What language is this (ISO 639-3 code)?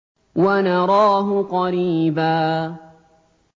ara